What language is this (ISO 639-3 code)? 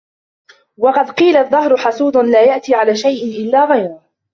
ara